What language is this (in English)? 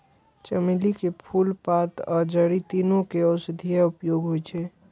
Maithili